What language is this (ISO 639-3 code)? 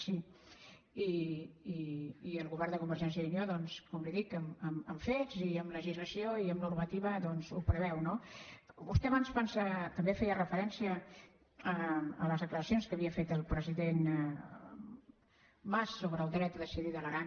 cat